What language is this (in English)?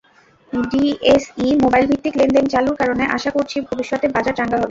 Bangla